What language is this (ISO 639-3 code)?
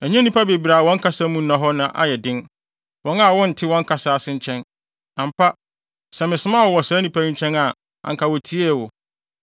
aka